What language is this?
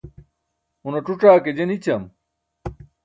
Burushaski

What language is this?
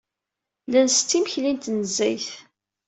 Kabyle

